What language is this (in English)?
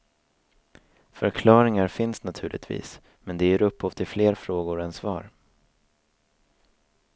Swedish